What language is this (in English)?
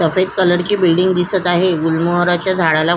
Marathi